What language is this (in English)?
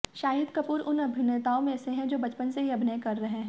Hindi